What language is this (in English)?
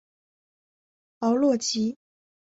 Chinese